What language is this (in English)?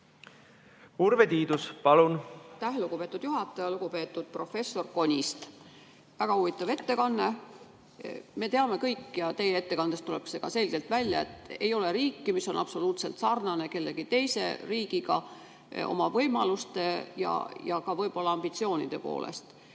Estonian